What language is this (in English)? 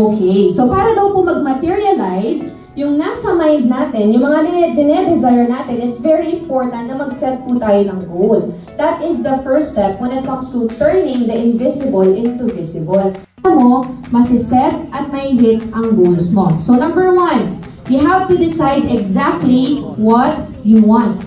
Filipino